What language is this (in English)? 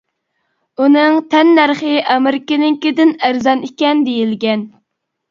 Uyghur